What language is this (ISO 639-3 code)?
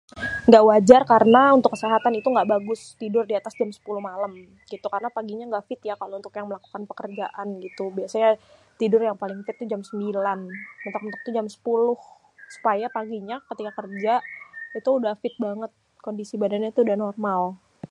bew